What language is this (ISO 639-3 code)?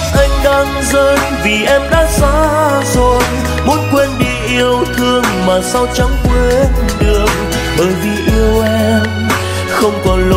vie